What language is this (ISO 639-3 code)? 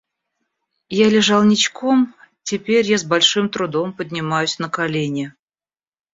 rus